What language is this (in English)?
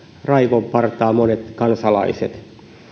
Finnish